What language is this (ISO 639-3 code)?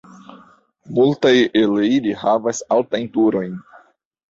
epo